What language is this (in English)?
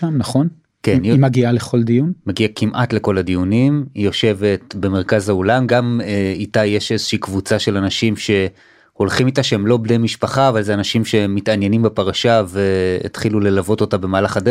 Hebrew